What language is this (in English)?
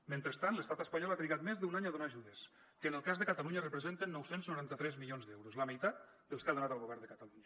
Catalan